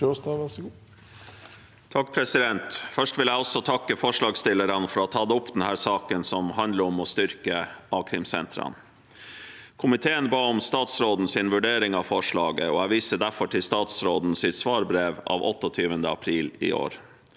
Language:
Norwegian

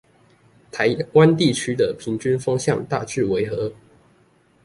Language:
Chinese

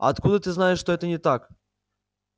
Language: Russian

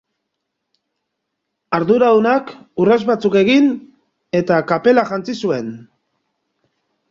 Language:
Basque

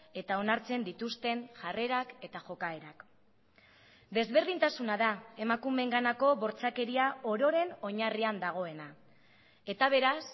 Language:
Basque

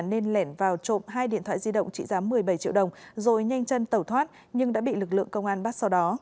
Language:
Vietnamese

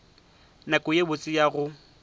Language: Northern Sotho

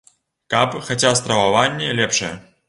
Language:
Belarusian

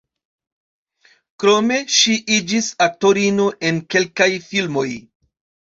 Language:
Esperanto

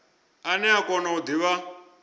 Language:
Venda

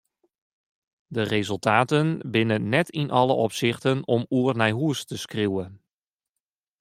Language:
Western Frisian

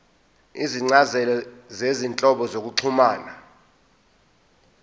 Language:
Zulu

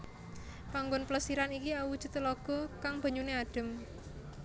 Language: Javanese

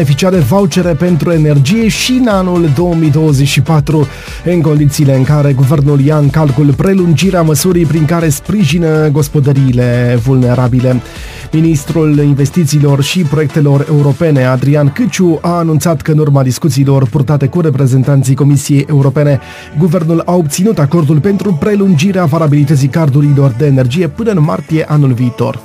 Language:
Romanian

